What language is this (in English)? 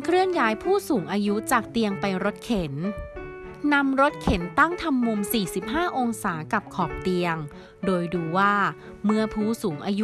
Thai